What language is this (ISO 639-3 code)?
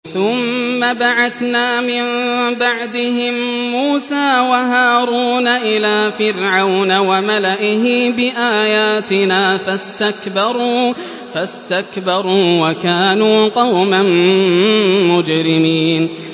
ara